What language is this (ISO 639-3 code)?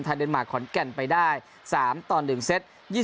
tha